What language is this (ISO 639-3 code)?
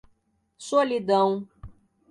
por